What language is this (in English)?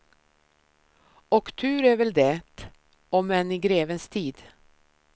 Swedish